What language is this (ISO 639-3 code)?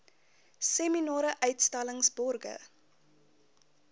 afr